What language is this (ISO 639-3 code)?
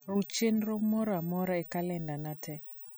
luo